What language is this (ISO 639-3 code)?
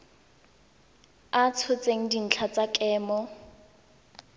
tsn